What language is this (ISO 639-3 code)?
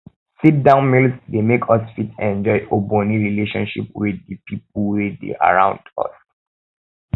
pcm